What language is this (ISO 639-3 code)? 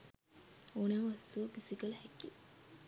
sin